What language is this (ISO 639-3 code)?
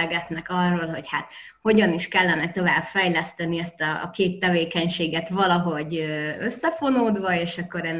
hun